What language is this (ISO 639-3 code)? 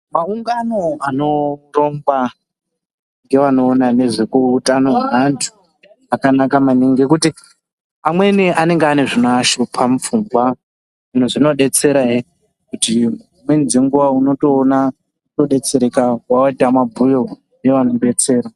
ndc